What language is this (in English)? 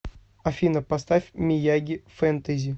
Russian